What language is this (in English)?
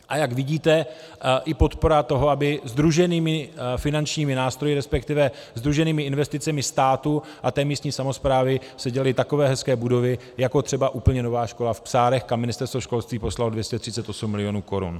Czech